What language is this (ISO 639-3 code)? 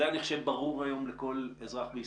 heb